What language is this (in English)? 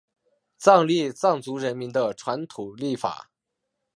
Chinese